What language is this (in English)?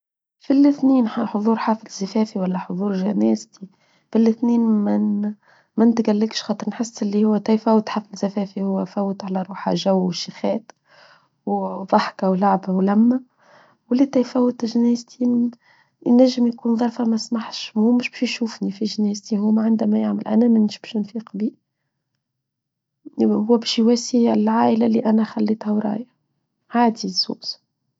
Tunisian Arabic